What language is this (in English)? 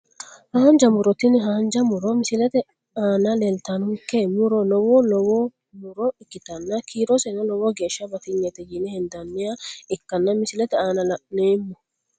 Sidamo